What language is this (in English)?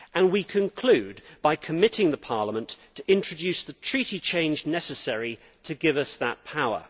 English